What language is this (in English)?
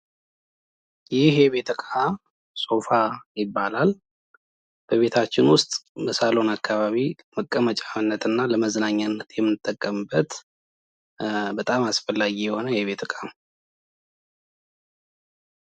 Amharic